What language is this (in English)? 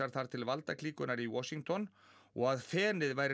Icelandic